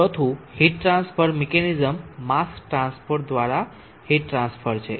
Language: Gujarati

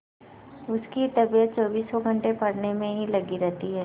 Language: Hindi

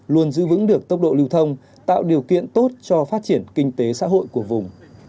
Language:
Vietnamese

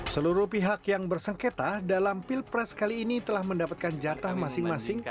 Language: Indonesian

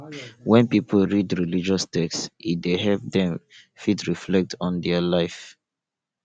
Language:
Nigerian Pidgin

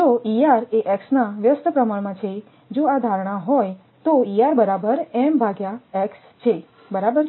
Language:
Gujarati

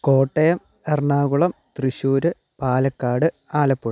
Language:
Malayalam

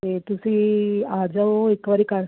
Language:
Punjabi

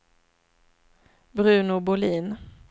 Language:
Swedish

